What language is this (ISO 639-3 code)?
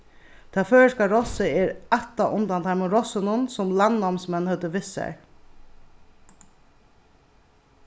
fao